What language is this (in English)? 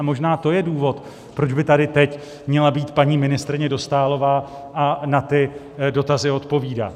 Czech